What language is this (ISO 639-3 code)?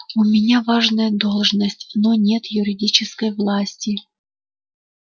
rus